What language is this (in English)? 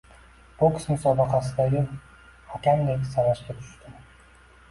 Uzbek